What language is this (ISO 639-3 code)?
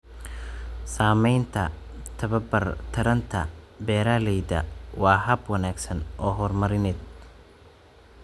som